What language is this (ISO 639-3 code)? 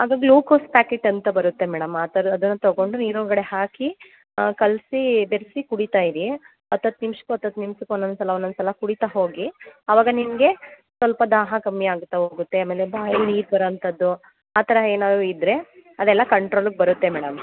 kan